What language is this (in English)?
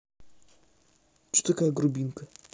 Russian